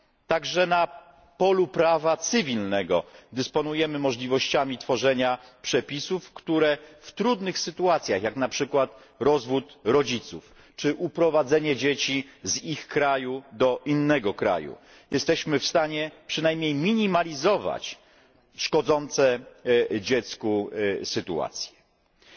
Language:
Polish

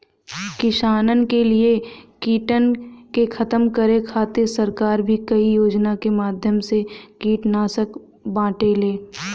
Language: Bhojpuri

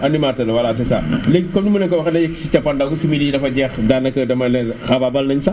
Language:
Wolof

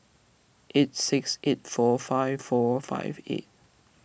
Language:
English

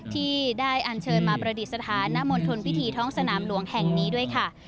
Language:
Thai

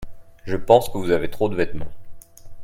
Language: French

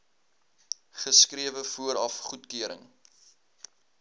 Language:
Afrikaans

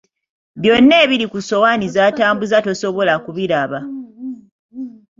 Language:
Ganda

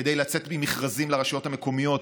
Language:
Hebrew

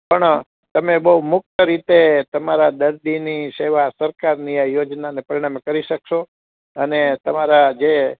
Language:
Gujarati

